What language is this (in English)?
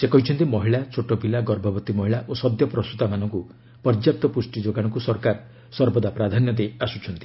Odia